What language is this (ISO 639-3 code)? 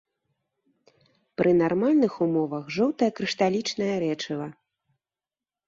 bel